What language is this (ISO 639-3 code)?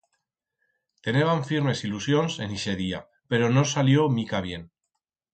arg